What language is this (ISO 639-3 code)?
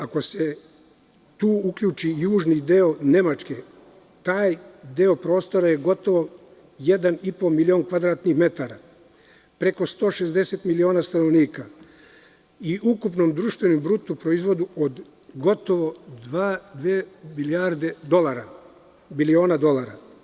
srp